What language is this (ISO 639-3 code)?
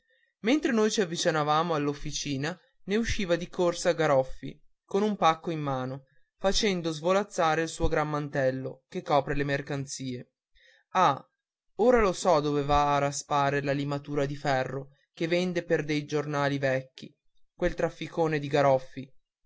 ita